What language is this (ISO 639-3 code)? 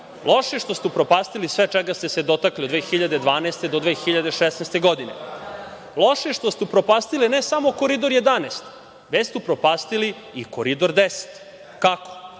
srp